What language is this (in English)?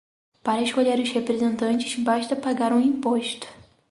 Portuguese